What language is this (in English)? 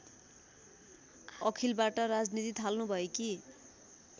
Nepali